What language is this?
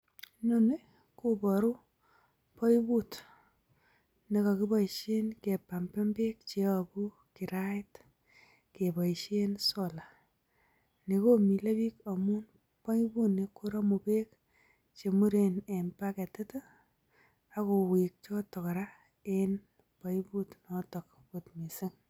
Kalenjin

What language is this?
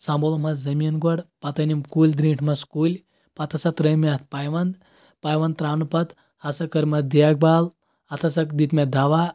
Kashmiri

